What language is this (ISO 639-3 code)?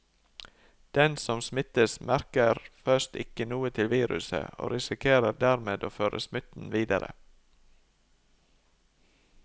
nor